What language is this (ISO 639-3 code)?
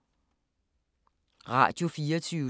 dan